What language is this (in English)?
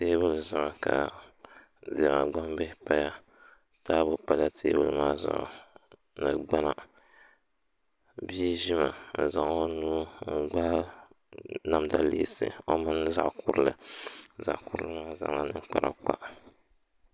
Dagbani